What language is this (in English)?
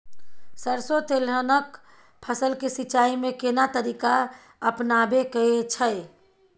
Maithili